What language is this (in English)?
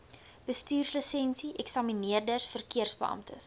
Afrikaans